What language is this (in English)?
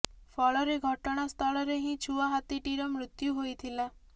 Odia